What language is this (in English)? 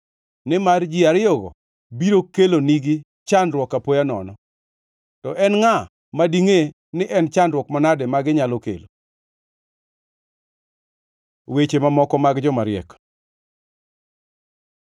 Luo (Kenya and Tanzania)